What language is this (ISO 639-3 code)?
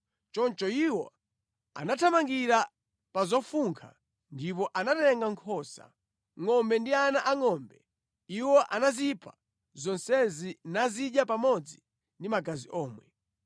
nya